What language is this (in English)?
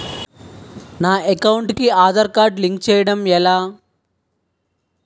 Telugu